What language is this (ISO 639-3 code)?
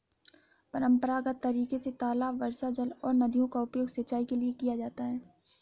hin